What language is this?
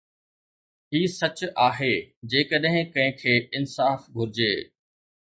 Sindhi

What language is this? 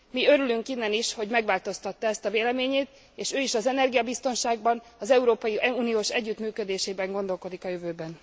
Hungarian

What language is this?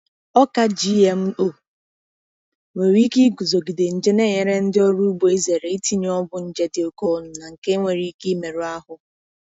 Igbo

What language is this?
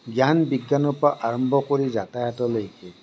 Assamese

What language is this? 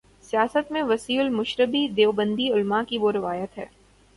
Urdu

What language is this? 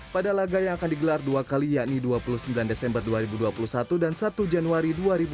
Indonesian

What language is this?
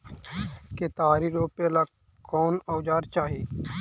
Magahi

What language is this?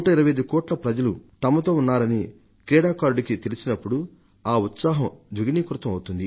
Telugu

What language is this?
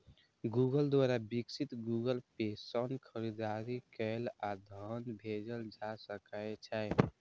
Maithili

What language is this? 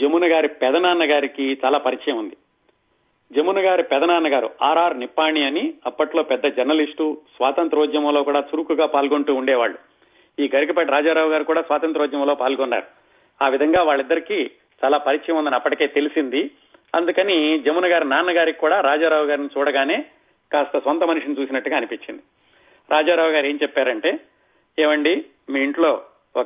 Telugu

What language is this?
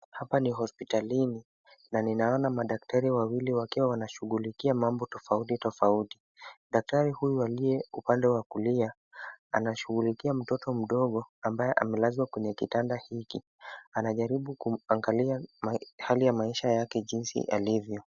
Swahili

